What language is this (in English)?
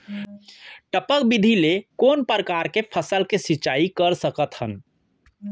Chhattisgarhi